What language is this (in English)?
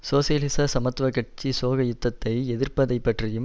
Tamil